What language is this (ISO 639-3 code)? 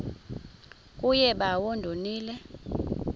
xho